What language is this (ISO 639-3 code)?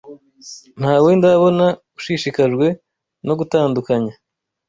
kin